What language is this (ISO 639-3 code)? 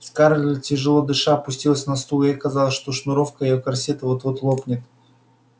rus